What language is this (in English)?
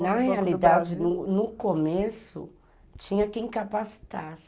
Portuguese